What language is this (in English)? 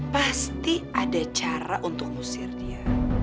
Indonesian